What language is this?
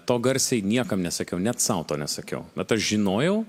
Lithuanian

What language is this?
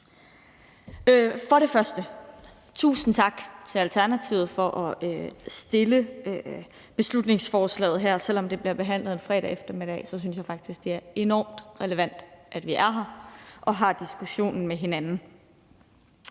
Danish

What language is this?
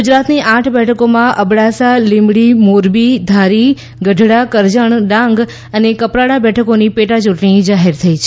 Gujarati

